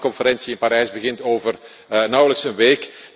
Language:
Dutch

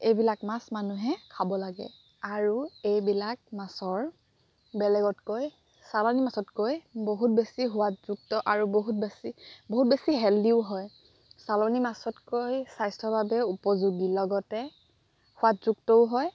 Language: Assamese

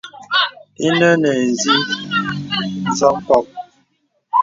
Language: Bebele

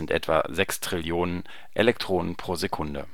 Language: German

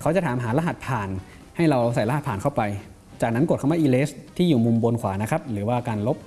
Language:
Thai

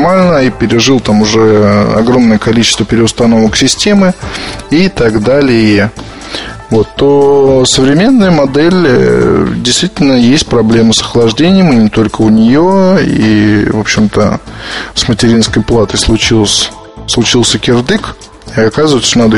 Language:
Russian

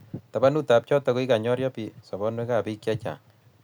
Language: Kalenjin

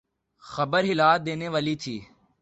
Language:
Urdu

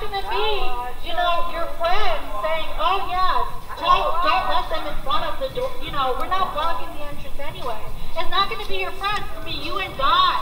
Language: English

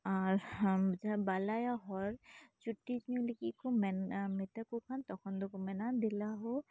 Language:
Santali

